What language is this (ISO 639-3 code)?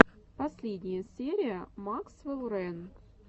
rus